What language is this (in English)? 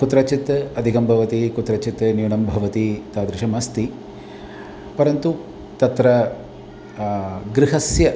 Sanskrit